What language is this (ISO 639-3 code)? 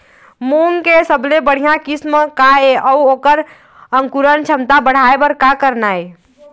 hne